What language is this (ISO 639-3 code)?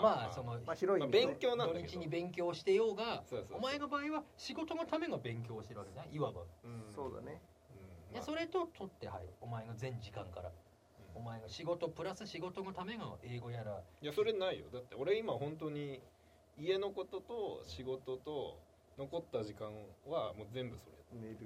jpn